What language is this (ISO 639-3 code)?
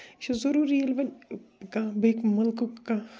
kas